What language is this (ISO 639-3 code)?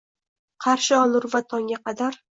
uzb